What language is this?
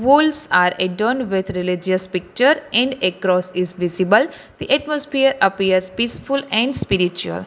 English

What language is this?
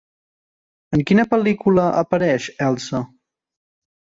Catalan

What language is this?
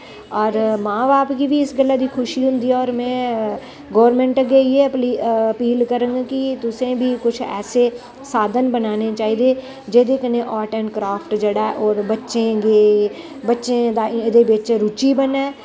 Dogri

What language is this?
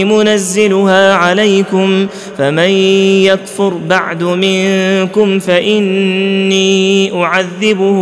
Arabic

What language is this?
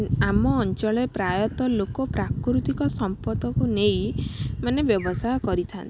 Odia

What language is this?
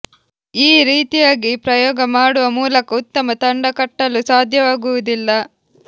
Kannada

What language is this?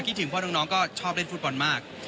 Thai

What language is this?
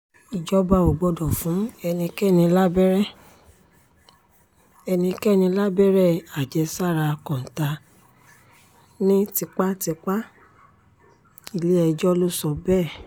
Yoruba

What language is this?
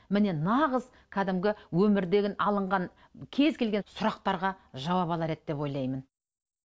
Kazakh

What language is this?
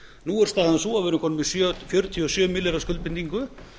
Icelandic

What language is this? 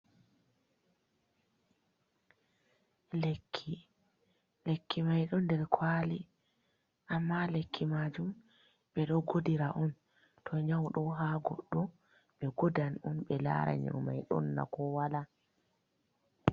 Fula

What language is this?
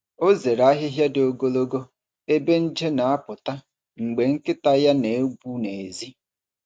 Igbo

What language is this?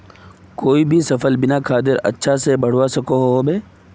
Magahi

